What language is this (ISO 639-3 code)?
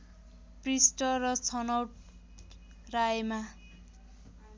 nep